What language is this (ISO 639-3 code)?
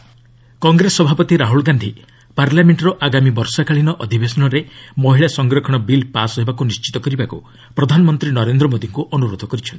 ori